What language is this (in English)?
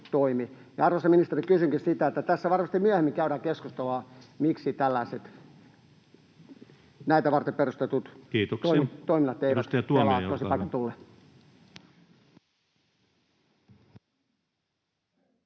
Finnish